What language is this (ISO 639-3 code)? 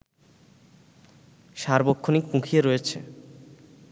ben